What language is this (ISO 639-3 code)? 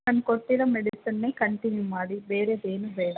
kan